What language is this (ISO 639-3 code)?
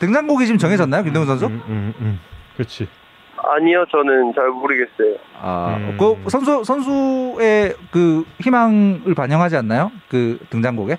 kor